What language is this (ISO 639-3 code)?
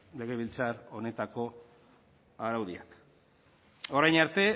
eus